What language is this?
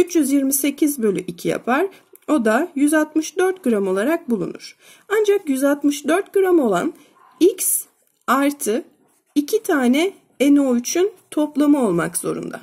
Turkish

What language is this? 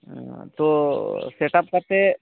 Santali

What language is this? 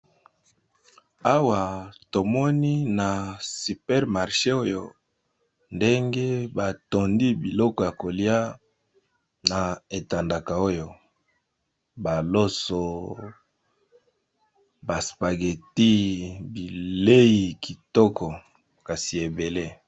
Lingala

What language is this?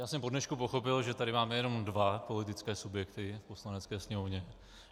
Czech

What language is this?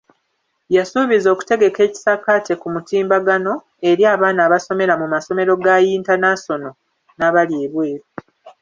Ganda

